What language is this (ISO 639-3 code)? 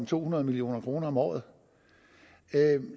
dan